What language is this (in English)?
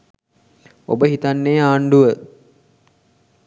Sinhala